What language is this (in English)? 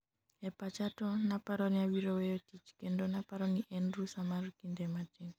Luo (Kenya and Tanzania)